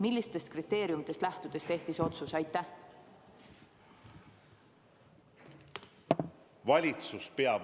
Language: Estonian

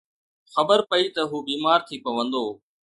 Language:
Sindhi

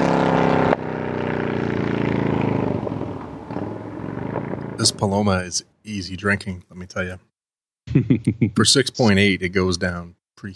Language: English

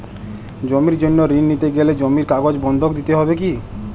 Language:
Bangla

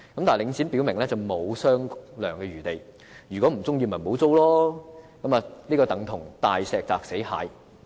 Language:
Cantonese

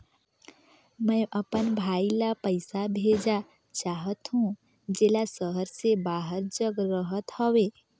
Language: Chhattisgarhi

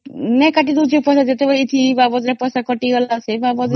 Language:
Odia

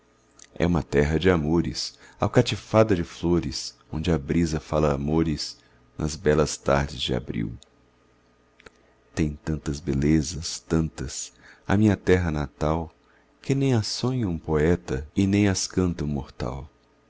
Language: Portuguese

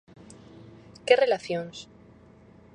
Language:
Galician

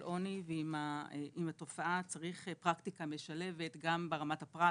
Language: Hebrew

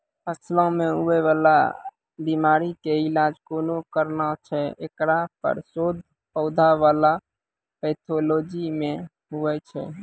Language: Maithili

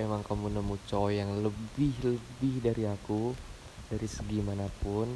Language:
Indonesian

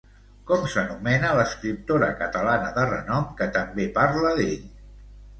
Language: Catalan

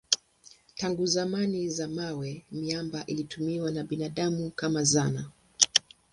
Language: Swahili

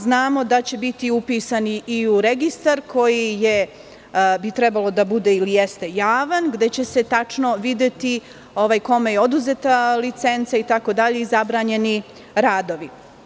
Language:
Serbian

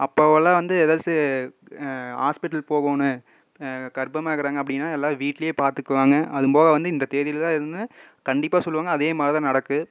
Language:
Tamil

